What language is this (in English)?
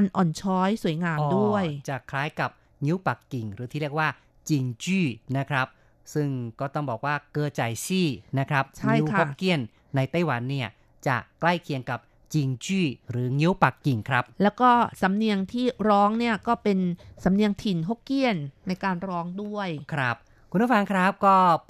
Thai